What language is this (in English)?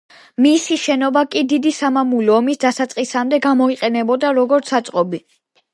Georgian